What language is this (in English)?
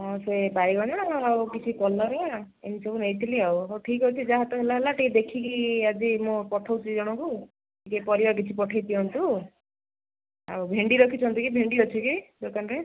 Odia